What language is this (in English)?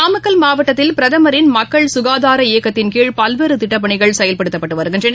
Tamil